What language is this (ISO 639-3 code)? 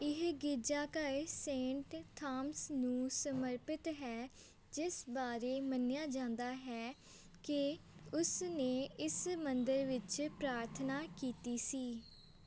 pan